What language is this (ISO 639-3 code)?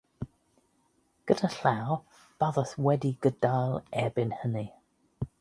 cym